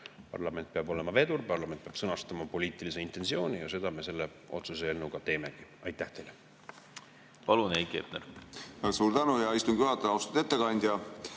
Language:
Estonian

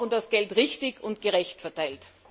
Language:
German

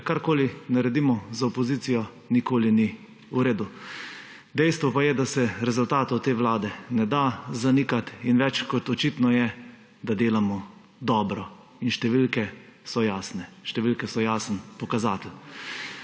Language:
Slovenian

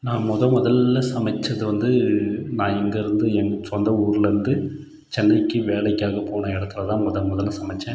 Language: Tamil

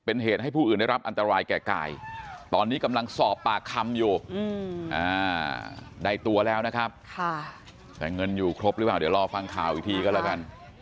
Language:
Thai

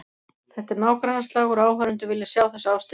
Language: Icelandic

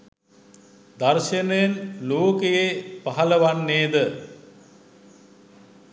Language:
Sinhala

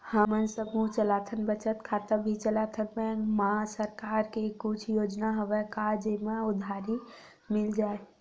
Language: Chhattisgarhi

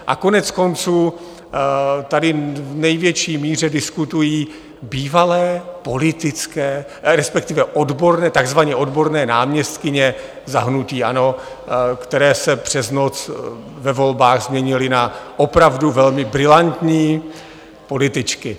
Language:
Czech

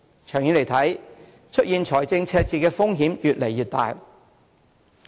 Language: Cantonese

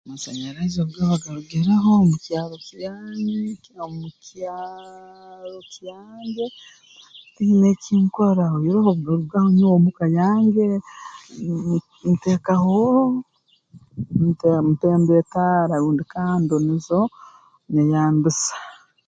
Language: Tooro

